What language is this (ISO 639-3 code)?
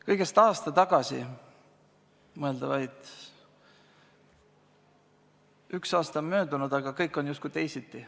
est